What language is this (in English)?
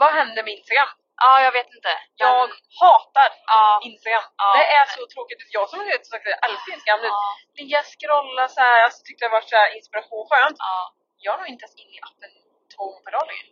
Swedish